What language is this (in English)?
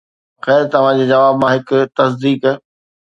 Sindhi